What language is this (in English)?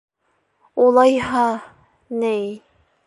Bashkir